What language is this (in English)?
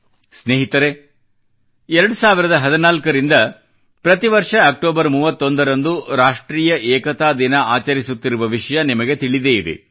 Kannada